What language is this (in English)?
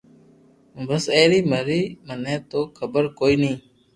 Loarki